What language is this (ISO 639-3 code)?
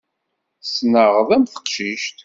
kab